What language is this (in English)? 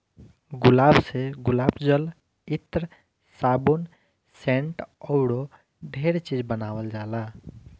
Bhojpuri